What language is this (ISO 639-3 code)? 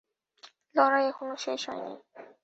ben